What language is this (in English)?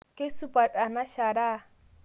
Masai